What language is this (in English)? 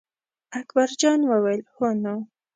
Pashto